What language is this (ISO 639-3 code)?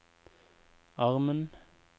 nor